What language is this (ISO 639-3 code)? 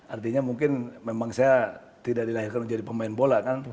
ind